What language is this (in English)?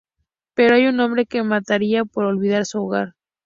Spanish